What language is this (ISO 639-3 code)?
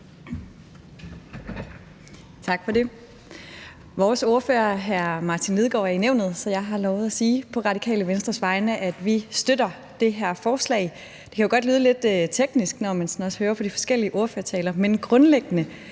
dan